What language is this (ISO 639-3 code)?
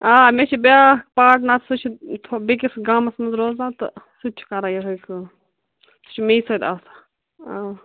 kas